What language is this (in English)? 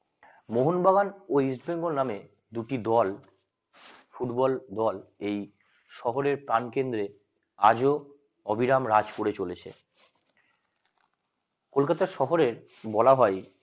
Bangla